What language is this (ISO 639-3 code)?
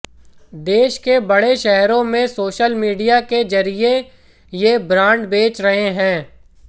hin